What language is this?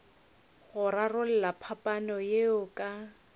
Northern Sotho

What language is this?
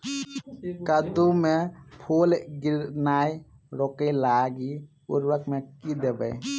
Maithili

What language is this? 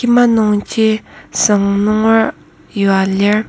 Ao Naga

